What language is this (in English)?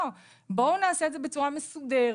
Hebrew